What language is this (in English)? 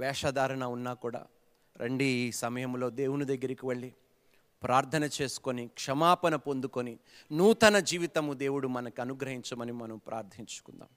Telugu